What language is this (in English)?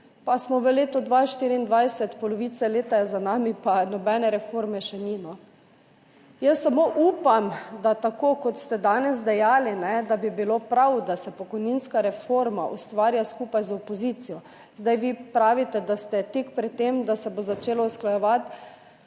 Slovenian